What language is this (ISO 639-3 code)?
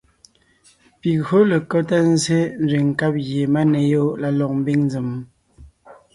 nnh